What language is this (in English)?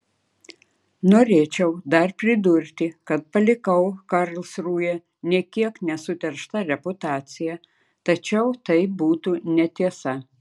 Lithuanian